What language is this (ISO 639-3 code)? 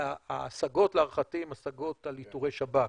heb